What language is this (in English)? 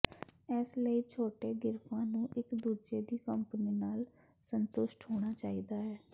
Punjabi